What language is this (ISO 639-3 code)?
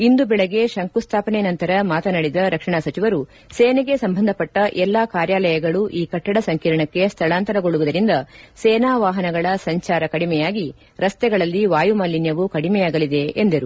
kan